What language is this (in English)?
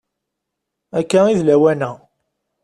Kabyle